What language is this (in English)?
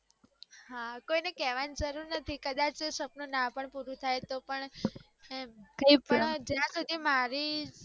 Gujarati